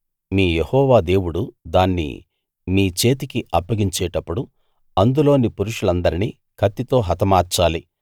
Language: Telugu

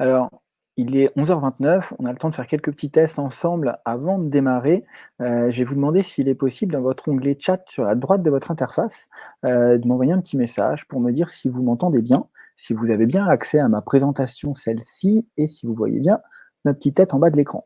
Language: French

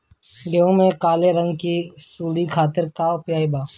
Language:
Bhojpuri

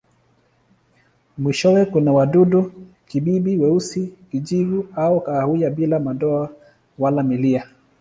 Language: Swahili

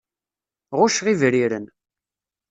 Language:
Kabyle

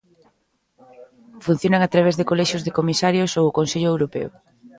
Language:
Galician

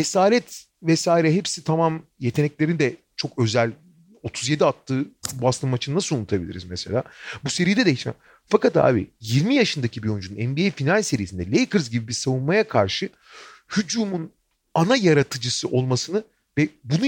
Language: Turkish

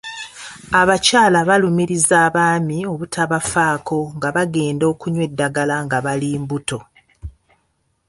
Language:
Ganda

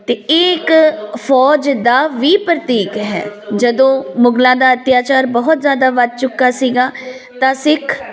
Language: Punjabi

